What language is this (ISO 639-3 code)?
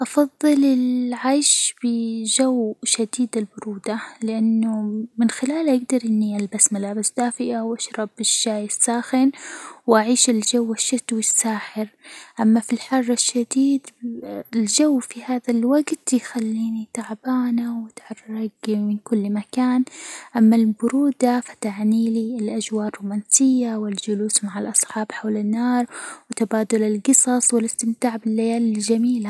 acw